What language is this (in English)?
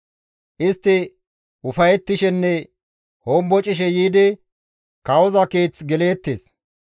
Gamo